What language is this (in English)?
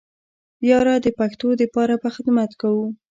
Pashto